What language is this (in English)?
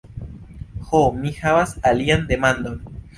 Esperanto